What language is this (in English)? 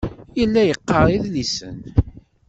Kabyle